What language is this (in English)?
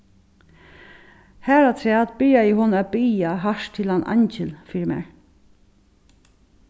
Faroese